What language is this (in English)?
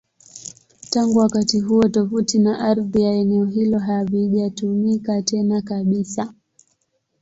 Swahili